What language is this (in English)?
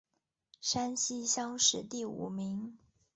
Chinese